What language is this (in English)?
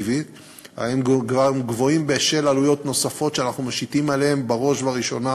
Hebrew